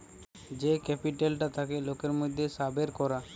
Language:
Bangla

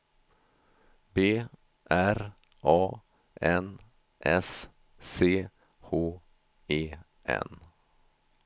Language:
Swedish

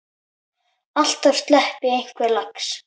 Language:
Icelandic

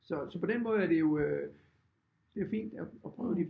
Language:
Danish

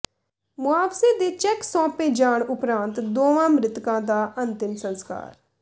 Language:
Punjabi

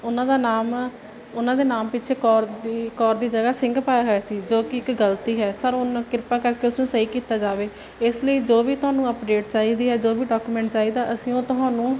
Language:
Punjabi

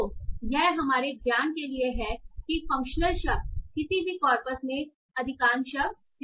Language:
Hindi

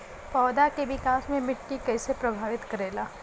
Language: Bhojpuri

